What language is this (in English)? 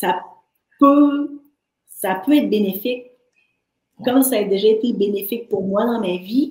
French